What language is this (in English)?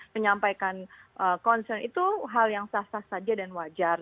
Indonesian